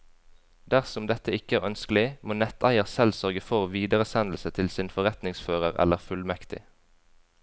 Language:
Norwegian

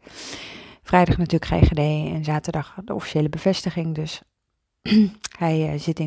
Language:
Dutch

